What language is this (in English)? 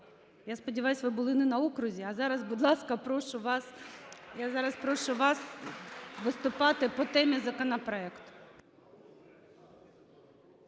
Ukrainian